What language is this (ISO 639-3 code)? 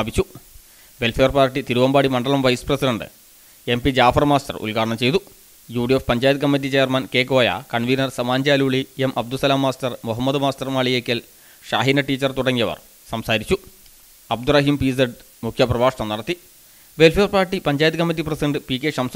ara